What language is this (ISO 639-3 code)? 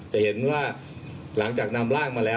tha